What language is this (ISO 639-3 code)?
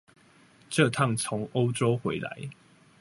zho